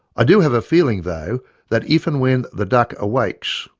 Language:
English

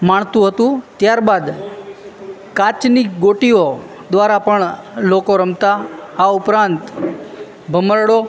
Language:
Gujarati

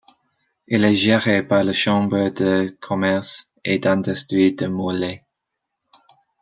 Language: French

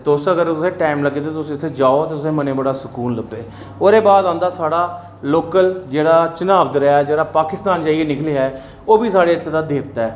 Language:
Dogri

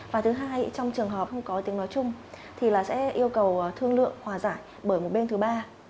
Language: Vietnamese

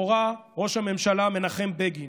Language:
Hebrew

